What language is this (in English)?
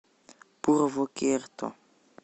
Russian